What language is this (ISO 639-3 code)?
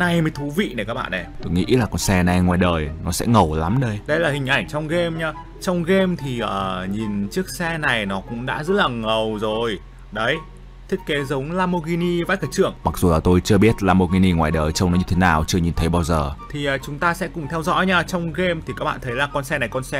vie